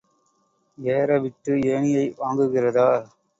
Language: Tamil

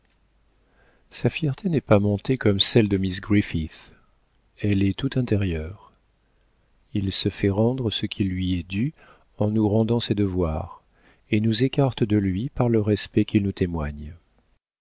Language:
French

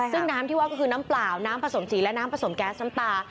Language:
Thai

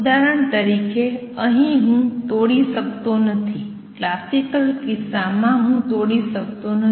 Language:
Gujarati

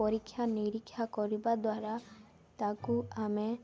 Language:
Odia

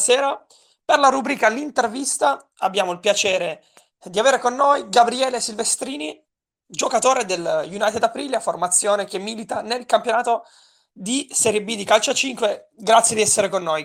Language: Italian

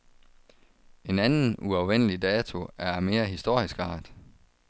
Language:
Danish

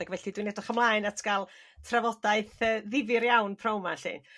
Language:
Welsh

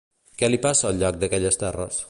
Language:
Catalan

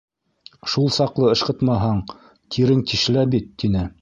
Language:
Bashkir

